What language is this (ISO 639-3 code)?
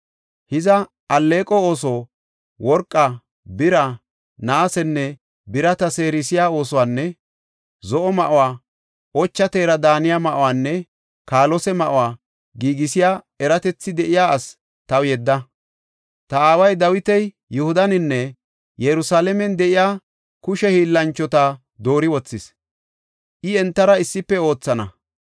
gof